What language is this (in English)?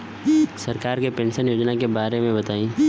Bhojpuri